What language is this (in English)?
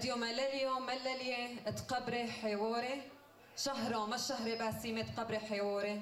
Arabic